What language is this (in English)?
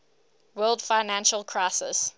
English